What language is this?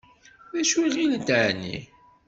Kabyle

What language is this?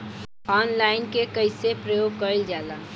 Bhojpuri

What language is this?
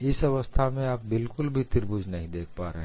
Hindi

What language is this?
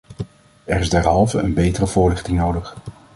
Dutch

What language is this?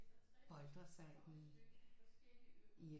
Danish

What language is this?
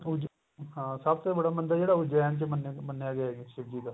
Punjabi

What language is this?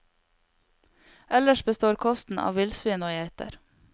Norwegian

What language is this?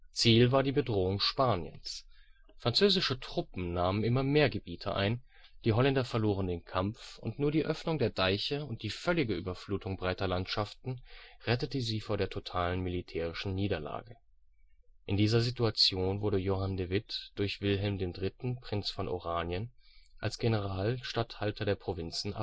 German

